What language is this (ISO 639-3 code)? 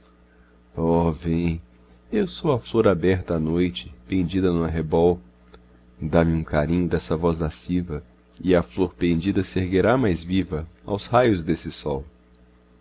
por